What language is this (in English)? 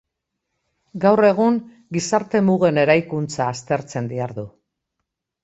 Basque